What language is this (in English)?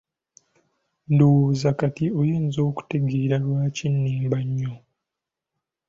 Ganda